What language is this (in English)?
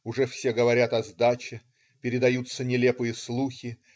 Russian